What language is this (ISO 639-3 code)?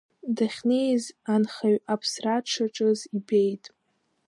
abk